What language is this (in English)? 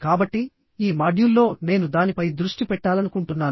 Telugu